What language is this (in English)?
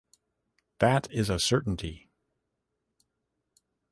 English